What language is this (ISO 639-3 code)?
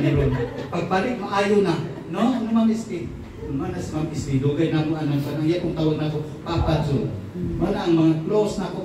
fil